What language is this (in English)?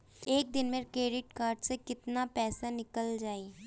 Bhojpuri